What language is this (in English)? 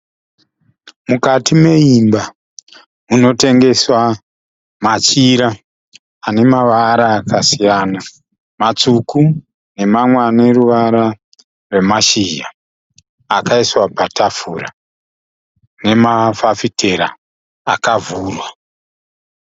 Shona